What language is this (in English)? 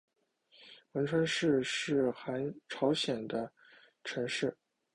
Chinese